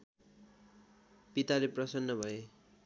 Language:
Nepali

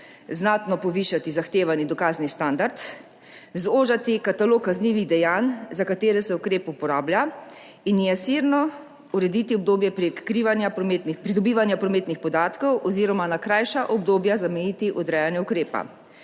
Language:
Slovenian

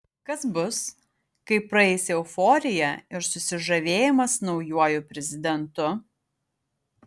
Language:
Lithuanian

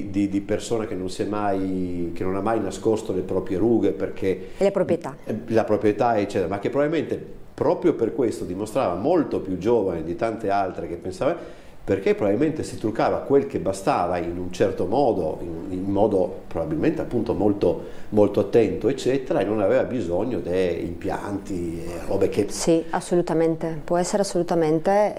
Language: Italian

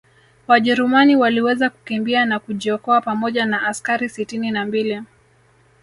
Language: Swahili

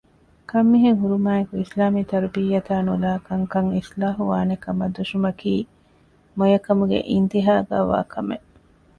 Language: Divehi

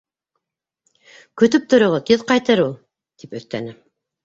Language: Bashkir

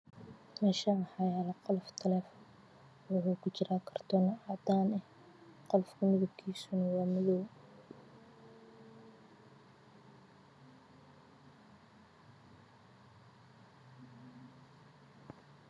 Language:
Somali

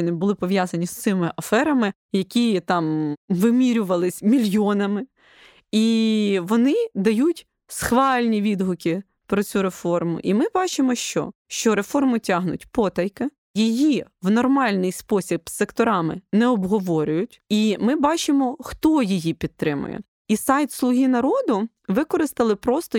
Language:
Ukrainian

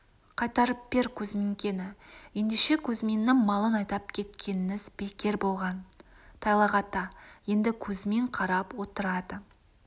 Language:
Kazakh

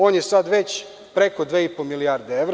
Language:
Serbian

